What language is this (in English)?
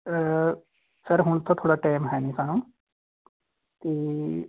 Punjabi